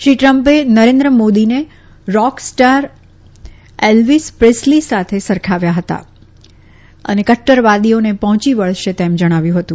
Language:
Gujarati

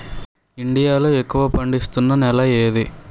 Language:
Telugu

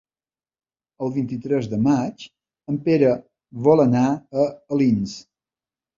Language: Catalan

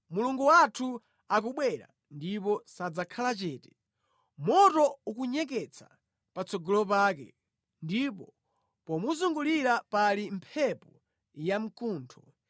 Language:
Nyanja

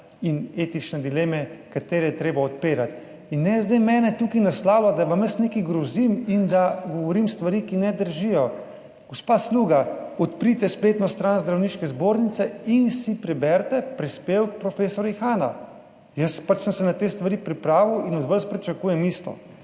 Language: Slovenian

